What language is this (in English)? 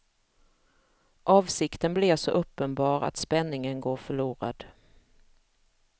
Swedish